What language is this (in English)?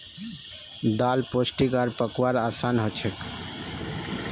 Magahi